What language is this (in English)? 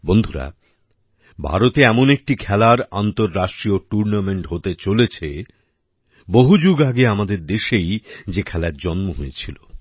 Bangla